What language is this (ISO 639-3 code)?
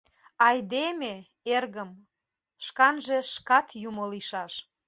chm